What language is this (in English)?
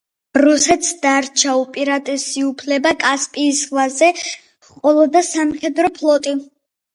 Georgian